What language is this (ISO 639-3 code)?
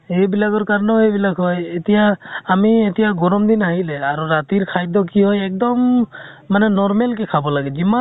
asm